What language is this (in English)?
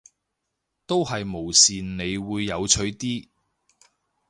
Cantonese